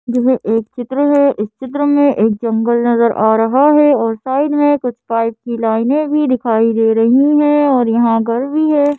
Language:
Hindi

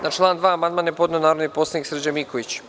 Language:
Serbian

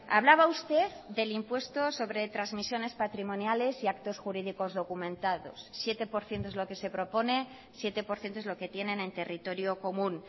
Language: Spanish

